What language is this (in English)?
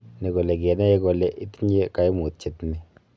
Kalenjin